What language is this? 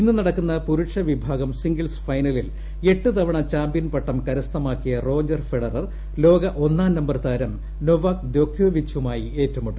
Malayalam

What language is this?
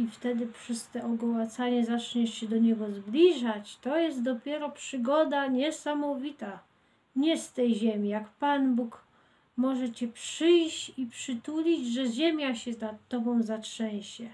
Polish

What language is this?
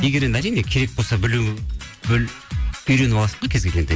Kazakh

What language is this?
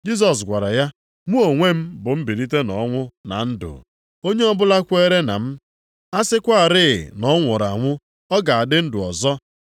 Igbo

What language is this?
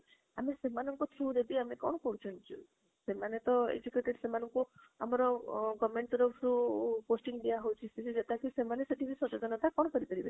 Odia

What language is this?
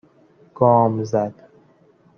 Persian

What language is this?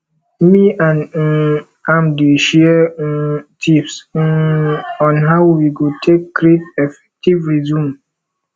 Nigerian Pidgin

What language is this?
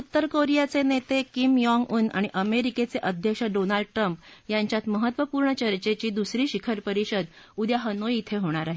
Marathi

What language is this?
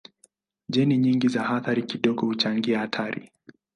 Swahili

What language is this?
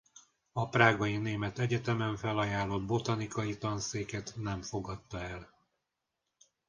Hungarian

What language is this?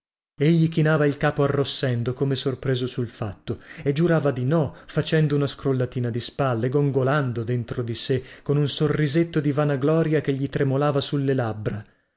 Italian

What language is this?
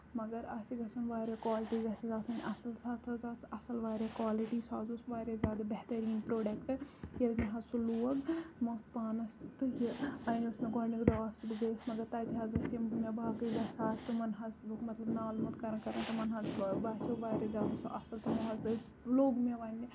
Kashmiri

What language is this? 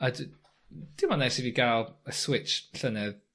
Welsh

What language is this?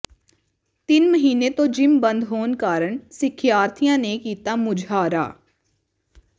Punjabi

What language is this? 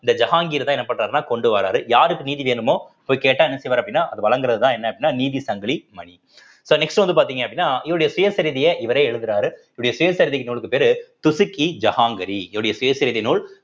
Tamil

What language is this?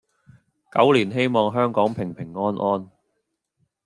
Cantonese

